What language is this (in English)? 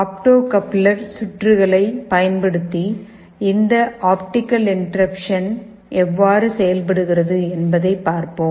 Tamil